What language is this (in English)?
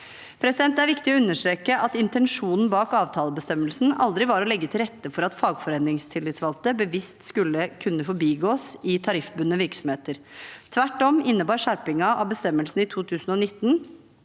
Norwegian